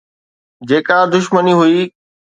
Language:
Sindhi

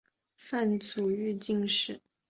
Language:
Chinese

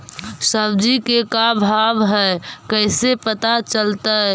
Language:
Magahi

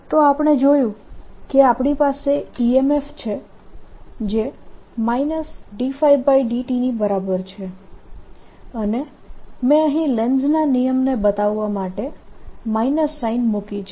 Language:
Gujarati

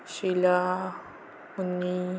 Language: Marathi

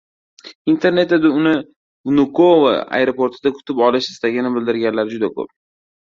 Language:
Uzbek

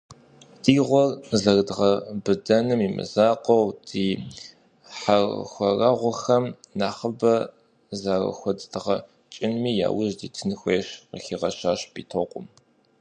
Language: Kabardian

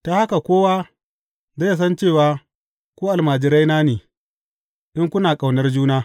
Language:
Hausa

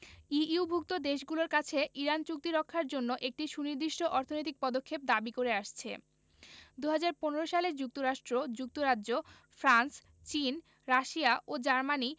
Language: Bangla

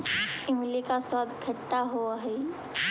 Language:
Magahi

